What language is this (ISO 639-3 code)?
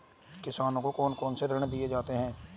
hin